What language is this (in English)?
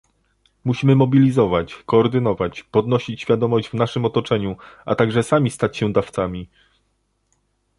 Polish